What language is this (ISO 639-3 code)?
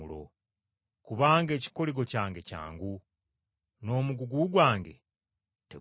lug